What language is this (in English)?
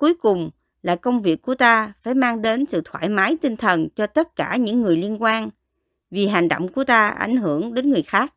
Vietnamese